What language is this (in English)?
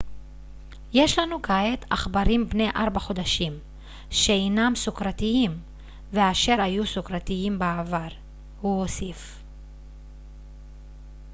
Hebrew